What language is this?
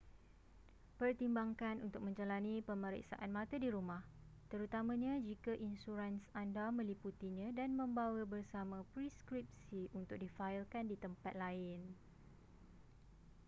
Malay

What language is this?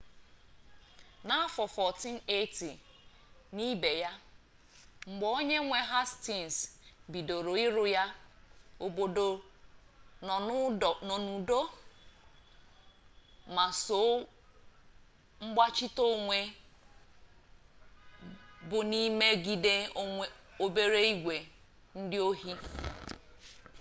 Igbo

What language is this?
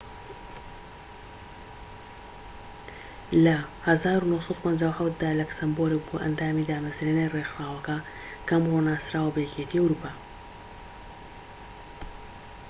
Central Kurdish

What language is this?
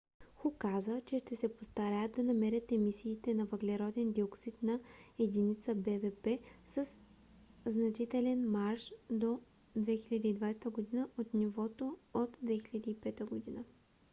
Bulgarian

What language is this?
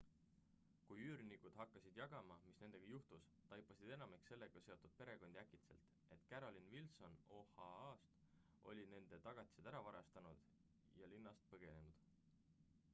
Estonian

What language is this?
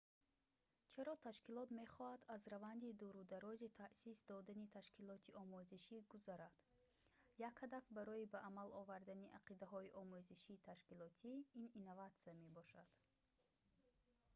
Tajik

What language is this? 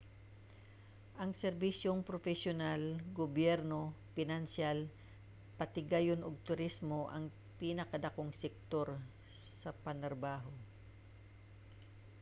Cebuano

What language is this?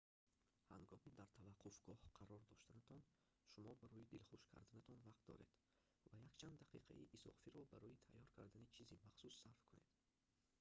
Tajik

